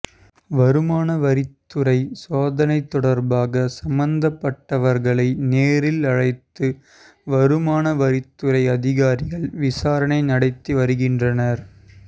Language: Tamil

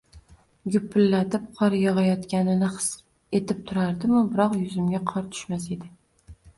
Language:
Uzbek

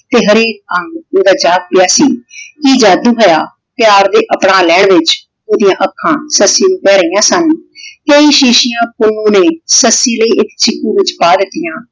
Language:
Punjabi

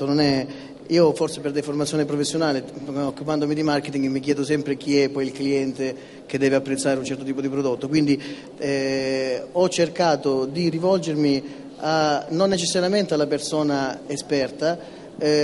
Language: Italian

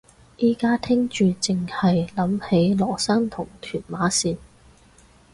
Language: Cantonese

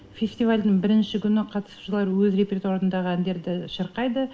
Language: Kazakh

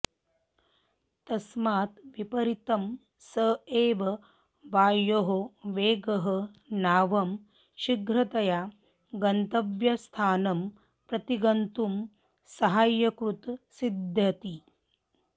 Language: Sanskrit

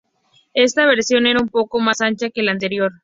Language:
Spanish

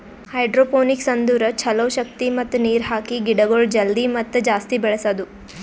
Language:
Kannada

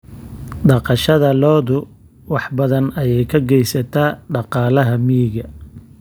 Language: Somali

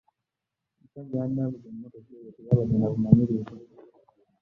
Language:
Ganda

